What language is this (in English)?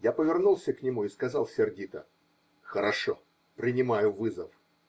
Russian